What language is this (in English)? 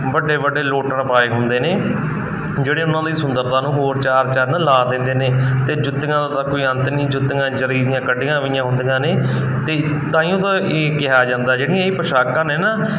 Punjabi